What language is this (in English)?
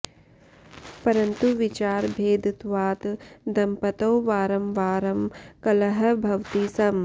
Sanskrit